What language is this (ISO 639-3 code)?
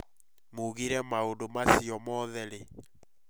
kik